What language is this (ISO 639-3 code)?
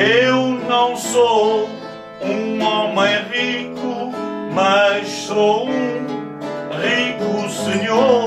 por